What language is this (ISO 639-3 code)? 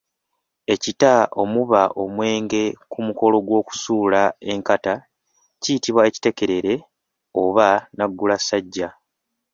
lug